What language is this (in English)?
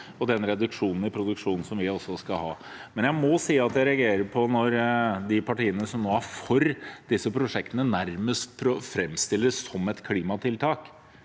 Norwegian